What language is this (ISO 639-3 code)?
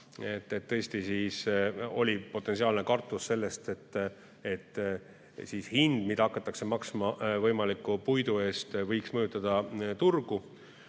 est